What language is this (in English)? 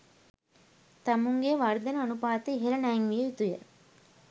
Sinhala